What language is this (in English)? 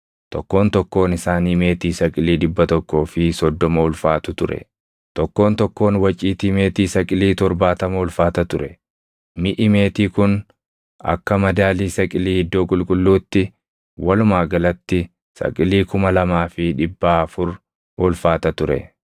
Oromo